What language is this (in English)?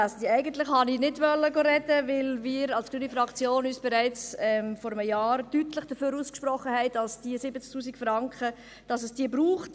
Swiss German